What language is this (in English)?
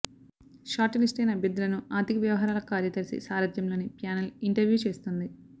Telugu